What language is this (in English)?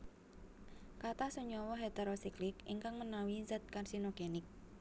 Javanese